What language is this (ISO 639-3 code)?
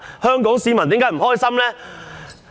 yue